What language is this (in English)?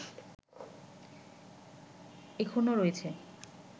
Bangla